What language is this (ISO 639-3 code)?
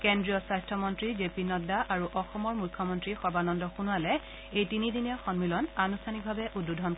asm